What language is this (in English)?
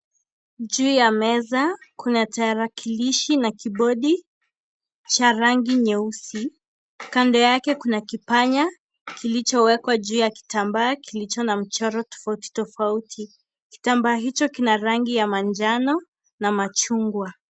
Swahili